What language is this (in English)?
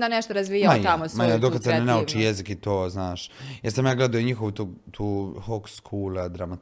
Croatian